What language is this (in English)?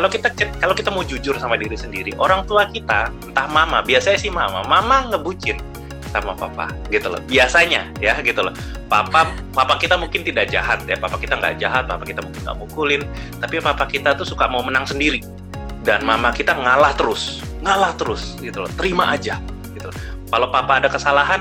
Indonesian